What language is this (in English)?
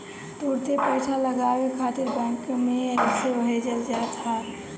Bhojpuri